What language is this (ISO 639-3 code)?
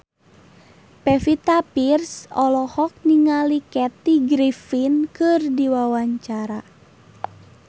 sun